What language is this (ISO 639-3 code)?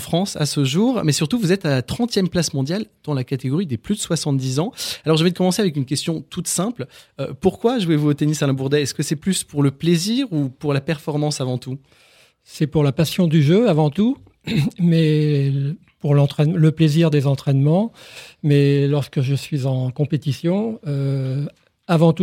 fra